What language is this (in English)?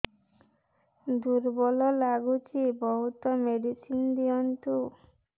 Odia